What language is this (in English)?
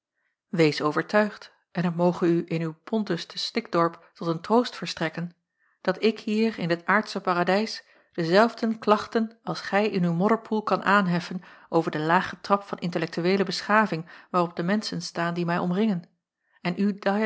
Dutch